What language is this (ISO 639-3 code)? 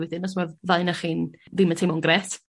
cym